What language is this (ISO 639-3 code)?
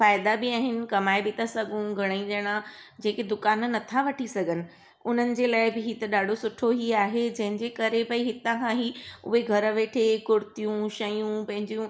snd